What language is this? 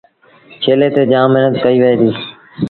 Sindhi Bhil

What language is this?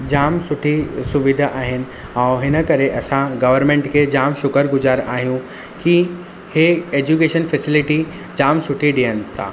Sindhi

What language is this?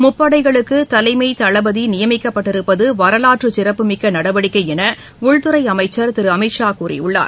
Tamil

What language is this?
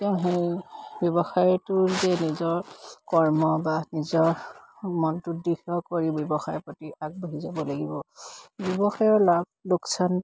Assamese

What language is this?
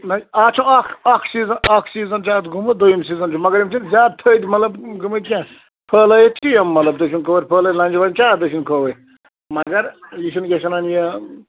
Kashmiri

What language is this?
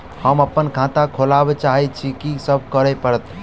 Maithili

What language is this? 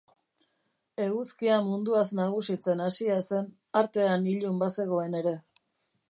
Basque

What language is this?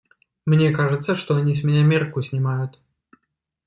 Russian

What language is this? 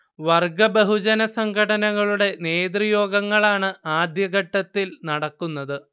Malayalam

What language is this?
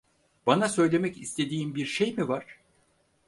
Turkish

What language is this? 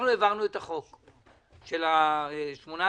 Hebrew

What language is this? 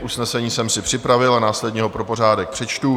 Czech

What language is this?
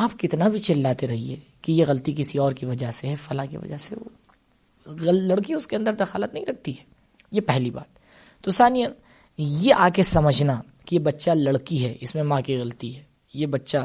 Urdu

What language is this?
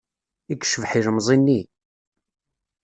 Kabyle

